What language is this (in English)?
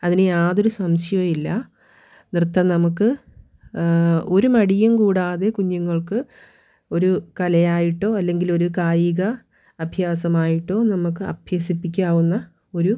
Malayalam